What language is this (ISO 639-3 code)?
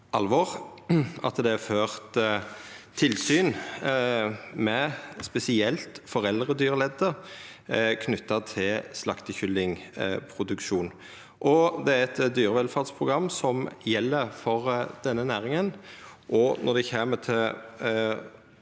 nor